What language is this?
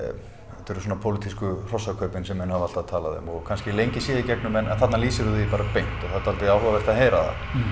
Icelandic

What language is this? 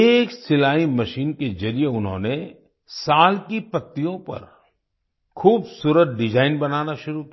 Hindi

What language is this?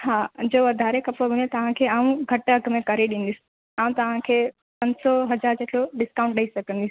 Sindhi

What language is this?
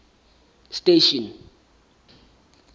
Southern Sotho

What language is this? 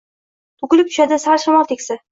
Uzbek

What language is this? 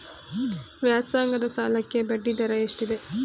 Kannada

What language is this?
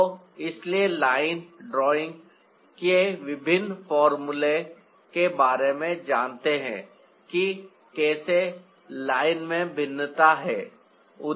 Hindi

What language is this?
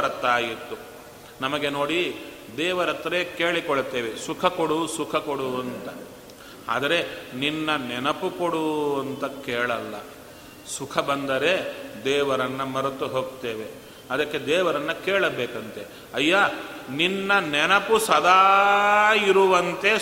Kannada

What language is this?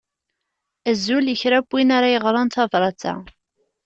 Kabyle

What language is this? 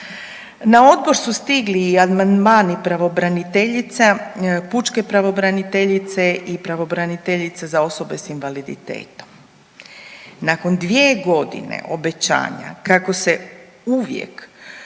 Croatian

